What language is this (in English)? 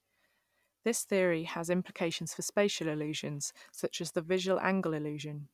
English